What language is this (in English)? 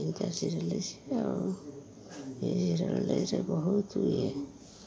Odia